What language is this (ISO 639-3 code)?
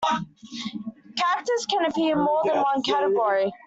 eng